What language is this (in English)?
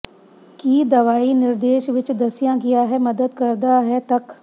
Punjabi